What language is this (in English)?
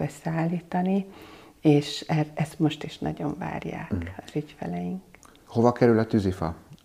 Hungarian